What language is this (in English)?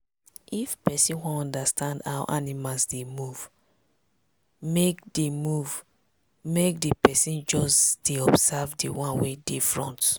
Nigerian Pidgin